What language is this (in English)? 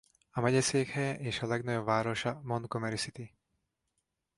Hungarian